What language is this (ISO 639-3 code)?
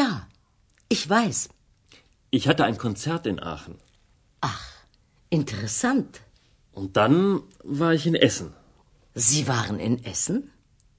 ron